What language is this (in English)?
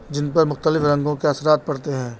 Urdu